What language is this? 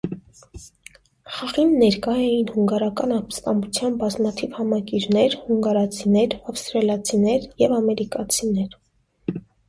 Armenian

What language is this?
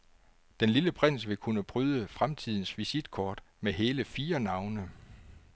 Danish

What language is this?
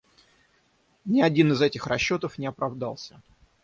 Russian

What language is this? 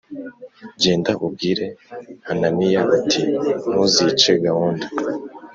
Kinyarwanda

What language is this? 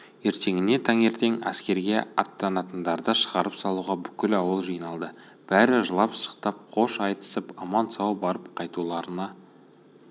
Kazakh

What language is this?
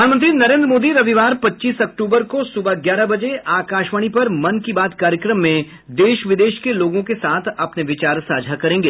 Hindi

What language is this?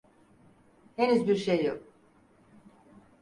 Turkish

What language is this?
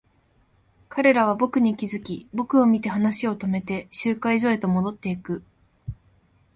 Japanese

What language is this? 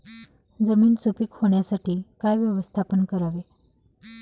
Marathi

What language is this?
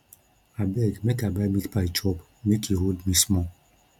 Nigerian Pidgin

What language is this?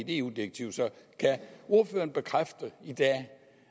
Danish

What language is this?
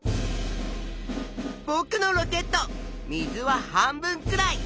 Japanese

